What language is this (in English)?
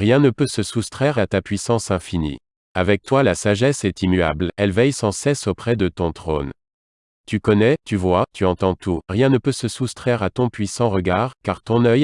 French